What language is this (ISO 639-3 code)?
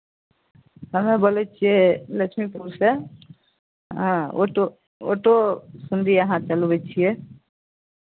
mai